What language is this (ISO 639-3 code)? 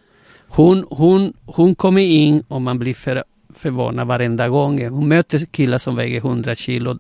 swe